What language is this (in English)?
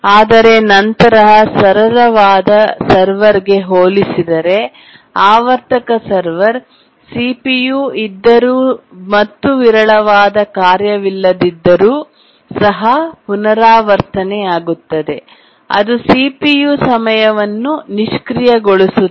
Kannada